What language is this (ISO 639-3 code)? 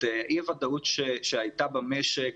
heb